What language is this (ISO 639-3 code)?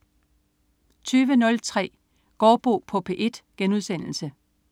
dan